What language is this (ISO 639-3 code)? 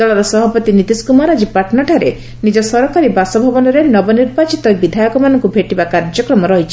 ori